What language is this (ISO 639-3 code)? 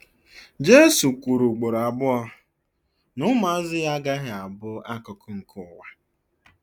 ibo